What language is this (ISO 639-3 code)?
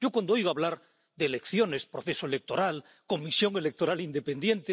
spa